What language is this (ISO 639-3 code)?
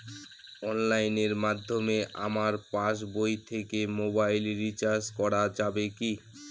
ben